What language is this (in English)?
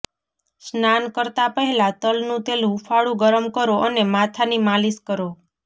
Gujarati